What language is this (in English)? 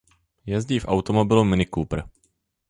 Czech